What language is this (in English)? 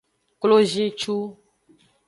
Aja (Benin)